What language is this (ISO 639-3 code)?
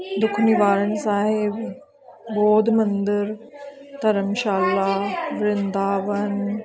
pan